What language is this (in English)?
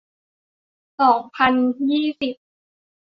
Thai